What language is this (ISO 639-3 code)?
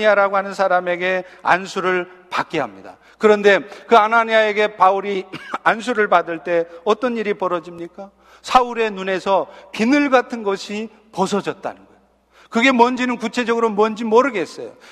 kor